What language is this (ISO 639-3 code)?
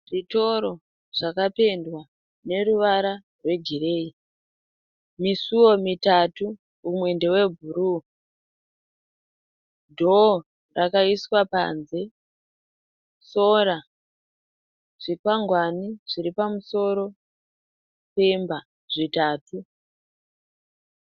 sna